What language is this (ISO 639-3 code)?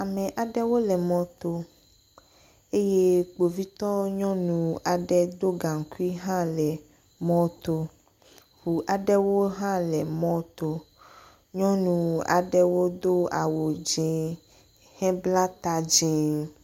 ewe